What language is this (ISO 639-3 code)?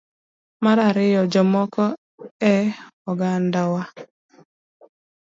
luo